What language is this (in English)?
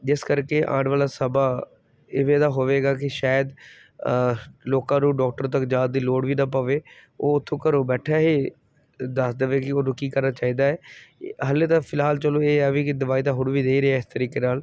Punjabi